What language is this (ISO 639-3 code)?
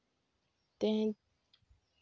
sat